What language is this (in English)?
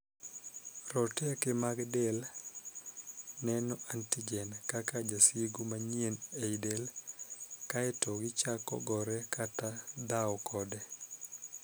Luo (Kenya and Tanzania)